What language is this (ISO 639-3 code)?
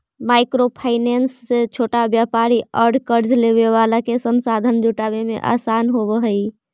mag